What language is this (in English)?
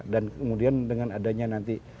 Indonesian